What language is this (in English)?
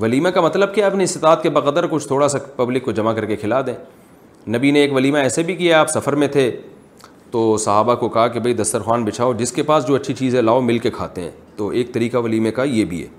Urdu